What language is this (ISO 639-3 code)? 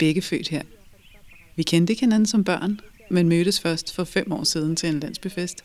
dan